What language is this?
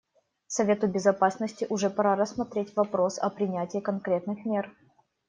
Russian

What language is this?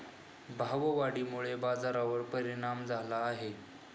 Marathi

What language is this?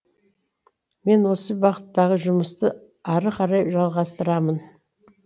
Kazakh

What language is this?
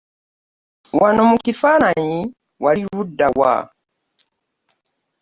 Ganda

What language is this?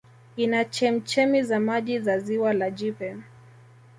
Swahili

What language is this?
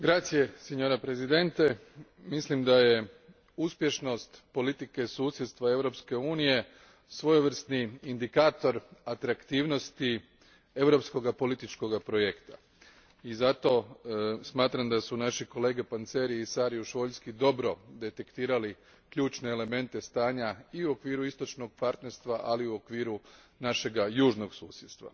Croatian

